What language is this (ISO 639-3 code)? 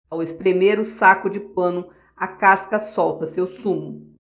por